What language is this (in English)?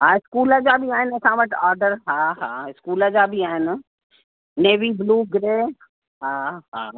Sindhi